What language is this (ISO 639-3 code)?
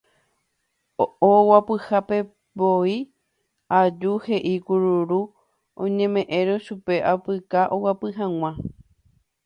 grn